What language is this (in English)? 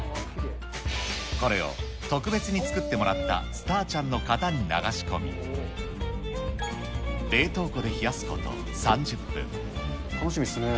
Japanese